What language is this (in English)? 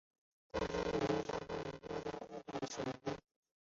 Chinese